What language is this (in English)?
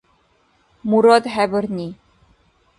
Dargwa